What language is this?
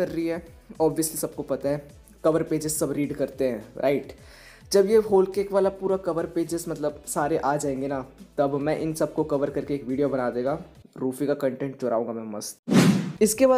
Hindi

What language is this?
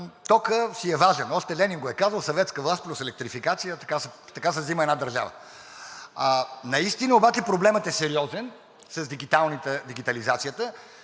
Bulgarian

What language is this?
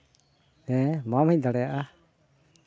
Santali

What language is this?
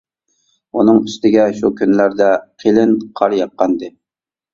Uyghur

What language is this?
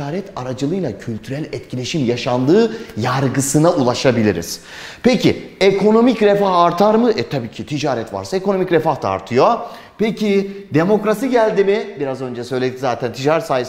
Turkish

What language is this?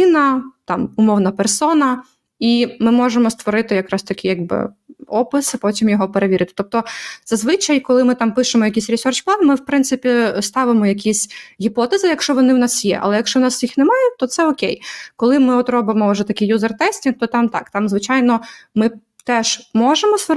Ukrainian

